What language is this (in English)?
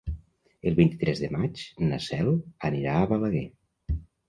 Catalan